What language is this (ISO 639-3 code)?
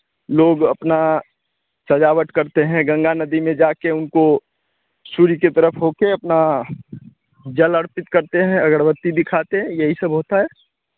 hin